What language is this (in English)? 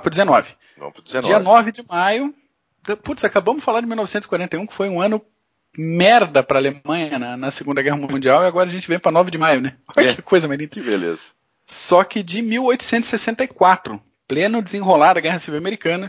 Portuguese